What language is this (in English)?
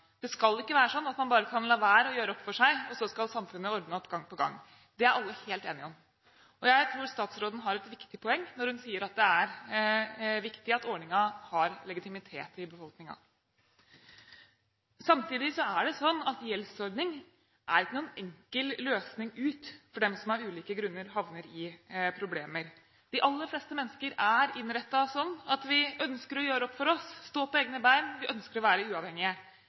Norwegian Bokmål